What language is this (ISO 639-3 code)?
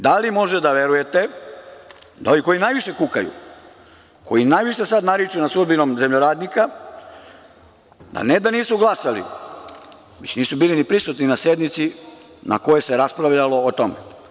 srp